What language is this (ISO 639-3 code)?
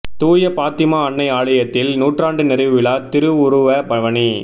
tam